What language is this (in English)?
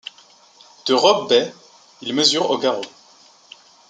French